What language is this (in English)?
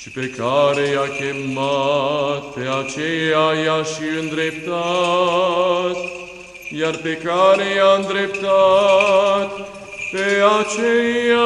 Romanian